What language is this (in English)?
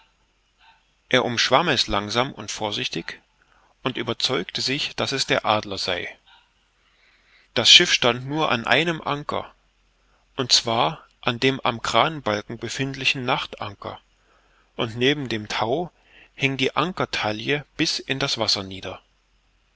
German